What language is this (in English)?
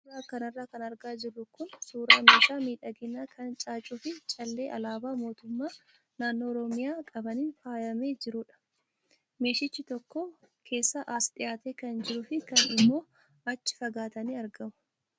Oromo